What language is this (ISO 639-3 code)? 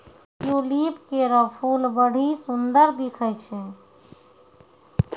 mai